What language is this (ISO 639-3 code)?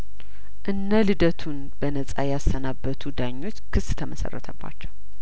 amh